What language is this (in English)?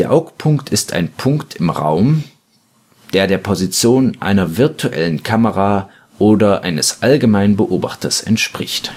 German